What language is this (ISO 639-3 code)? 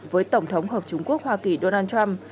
vie